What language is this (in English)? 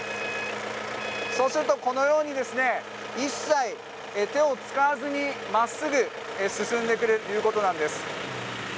Japanese